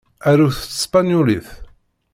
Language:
Kabyle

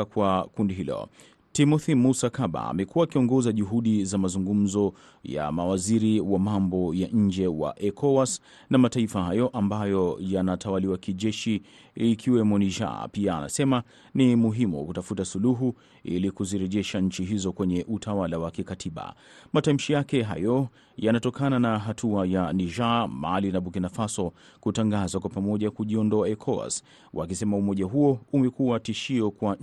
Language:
Swahili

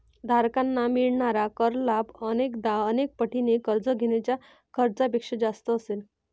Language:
Marathi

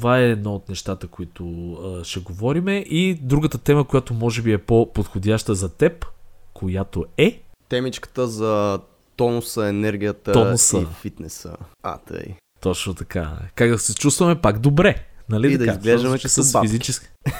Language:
Bulgarian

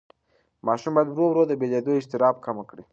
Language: Pashto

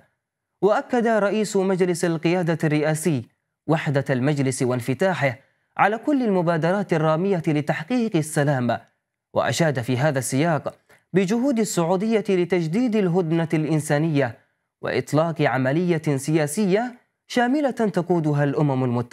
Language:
Arabic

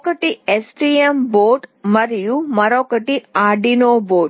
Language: Telugu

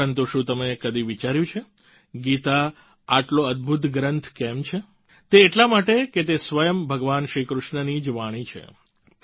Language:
Gujarati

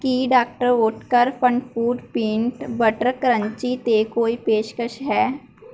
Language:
Punjabi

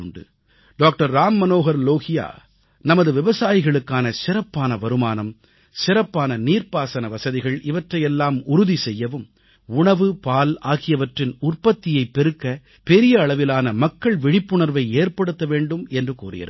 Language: Tamil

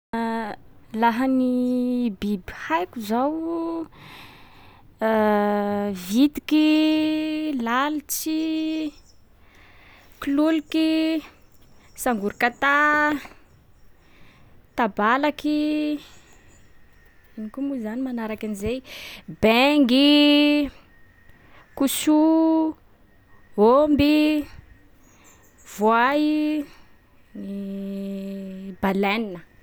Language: Sakalava Malagasy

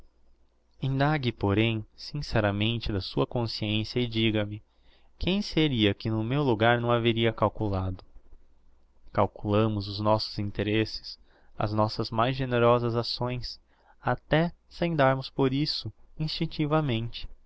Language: Portuguese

